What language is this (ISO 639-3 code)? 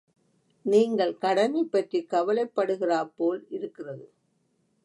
tam